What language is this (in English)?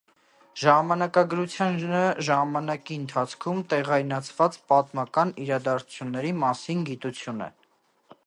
Armenian